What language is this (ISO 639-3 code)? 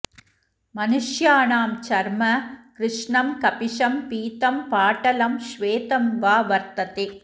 san